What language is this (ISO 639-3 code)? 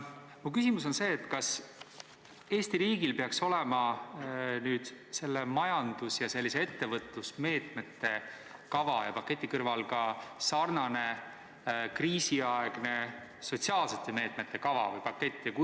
est